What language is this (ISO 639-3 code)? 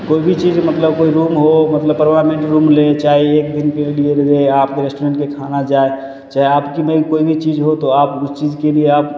mai